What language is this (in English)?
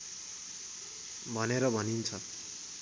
Nepali